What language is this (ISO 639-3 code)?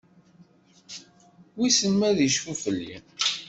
kab